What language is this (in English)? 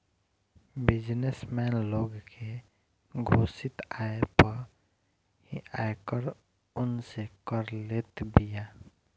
Bhojpuri